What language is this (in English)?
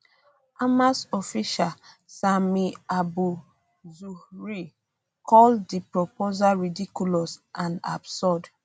Nigerian Pidgin